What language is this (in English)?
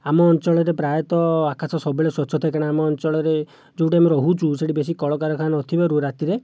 Odia